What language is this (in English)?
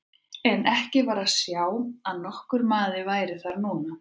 Icelandic